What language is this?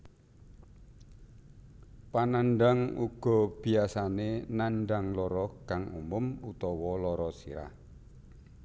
Javanese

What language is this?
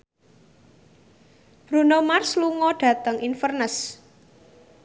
Javanese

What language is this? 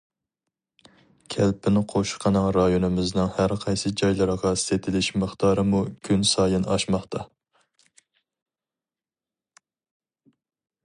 Uyghur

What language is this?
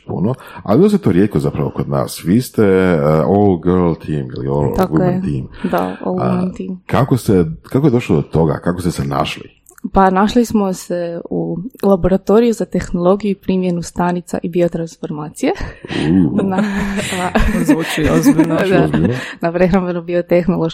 Croatian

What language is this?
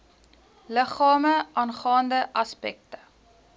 Afrikaans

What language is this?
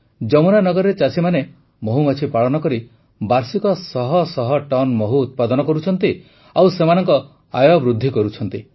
Odia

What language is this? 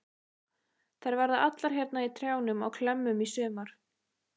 Icelandic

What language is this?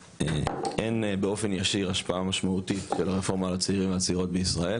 Hebrew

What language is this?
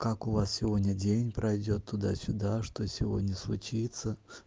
Russian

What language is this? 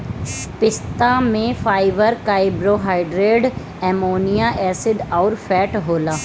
Bhojpuri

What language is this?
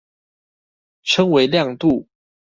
Chinese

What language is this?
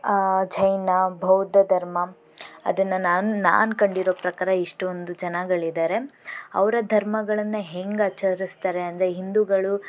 Kannada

